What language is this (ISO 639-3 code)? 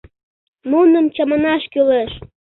chm